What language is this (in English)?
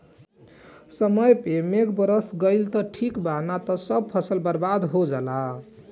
Bhojpuri